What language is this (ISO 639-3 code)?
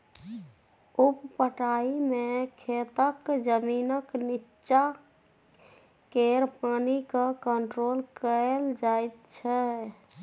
mai